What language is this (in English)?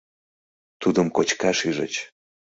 Mari